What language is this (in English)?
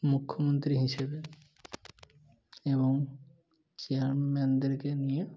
Bangla